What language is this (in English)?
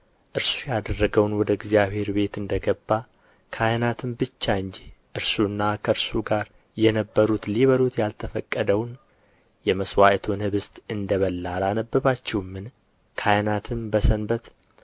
Amharic